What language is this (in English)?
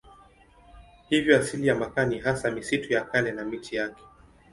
Swahili